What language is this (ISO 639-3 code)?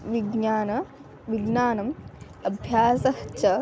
san